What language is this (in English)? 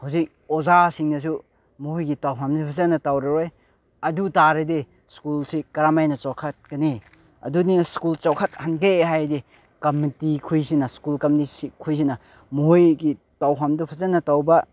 Manipuri